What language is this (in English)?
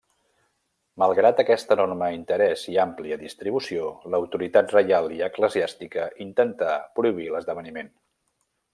Catalan